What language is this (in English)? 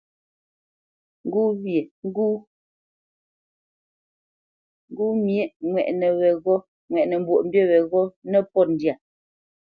Bamenyam